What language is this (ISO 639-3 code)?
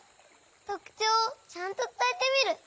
jpn